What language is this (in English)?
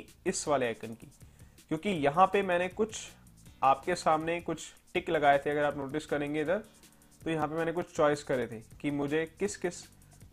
Hindi